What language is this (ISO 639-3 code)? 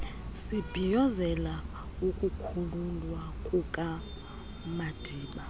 xho